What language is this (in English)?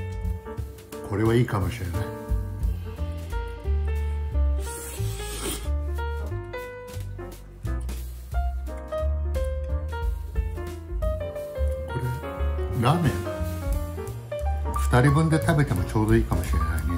Japanese